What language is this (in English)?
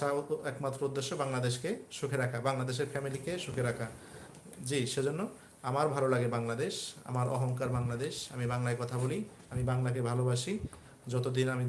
English